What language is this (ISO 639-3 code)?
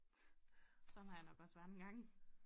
dan